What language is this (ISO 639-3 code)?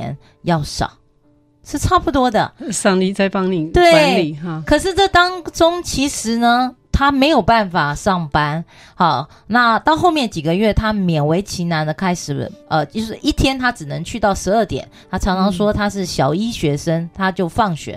zho